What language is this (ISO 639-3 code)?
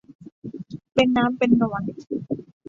tha